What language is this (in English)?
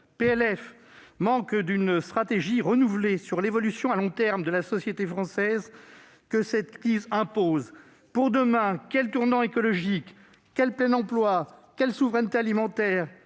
French